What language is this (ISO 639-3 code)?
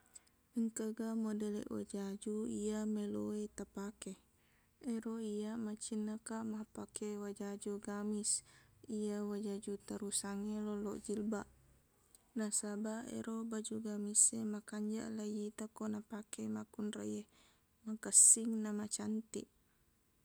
bug